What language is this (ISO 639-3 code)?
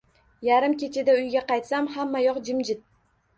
uzb